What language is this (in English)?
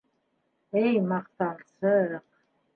Bashkir